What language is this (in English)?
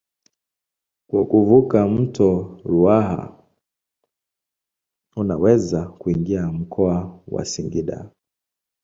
Swahili